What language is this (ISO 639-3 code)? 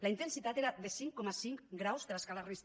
cat